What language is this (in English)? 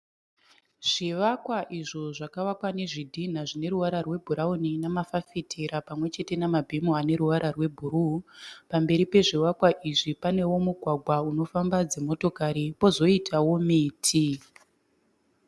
Shona